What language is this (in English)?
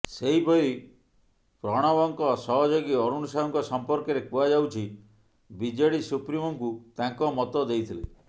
Odia